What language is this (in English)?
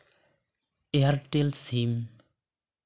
Santali